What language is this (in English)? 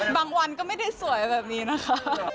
Thai